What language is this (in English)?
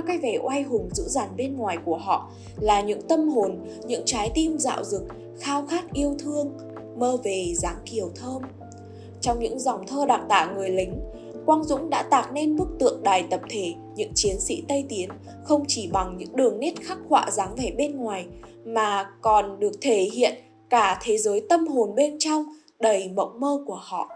Vietnamese